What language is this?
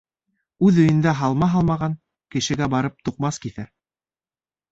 Bashkir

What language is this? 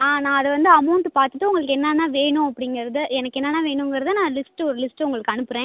Tamil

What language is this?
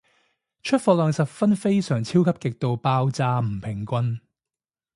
Cantonese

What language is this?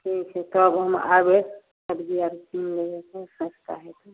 Maithili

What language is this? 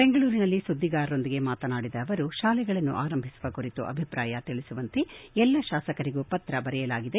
Kannada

